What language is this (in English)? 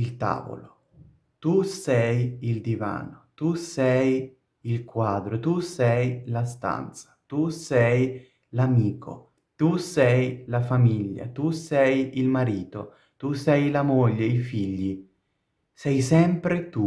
Italian